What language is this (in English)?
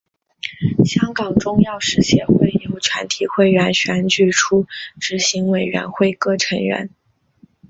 Chinese